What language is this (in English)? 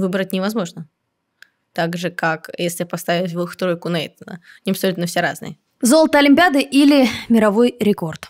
Russian